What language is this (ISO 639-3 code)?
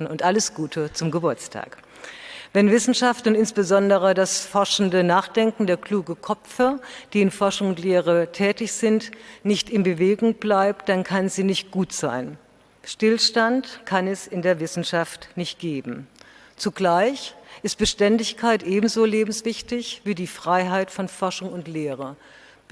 deu